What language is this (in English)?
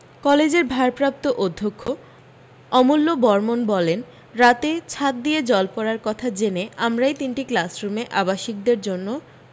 Bangla